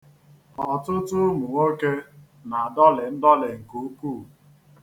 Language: Igbo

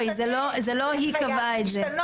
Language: Hebrew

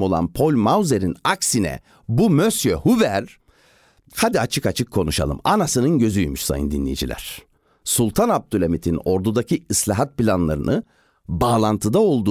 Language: Turkish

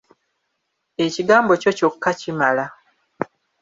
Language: Ganda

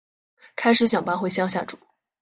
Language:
Chinese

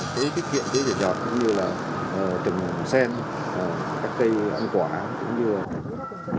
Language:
Vietnamese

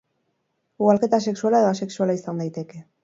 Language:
Basque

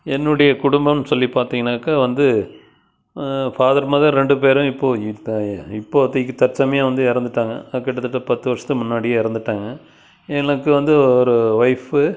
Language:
Tamil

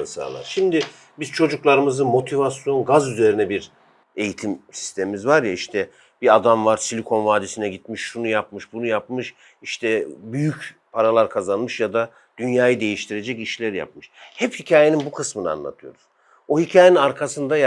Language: Turkish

